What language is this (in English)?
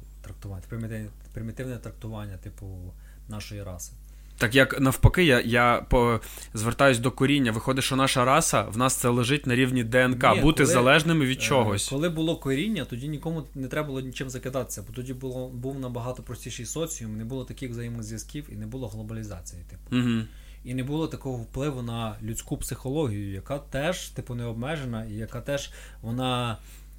Ukrainian